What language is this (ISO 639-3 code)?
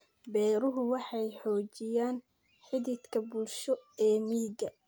som